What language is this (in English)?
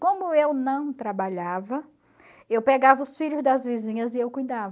Portuguese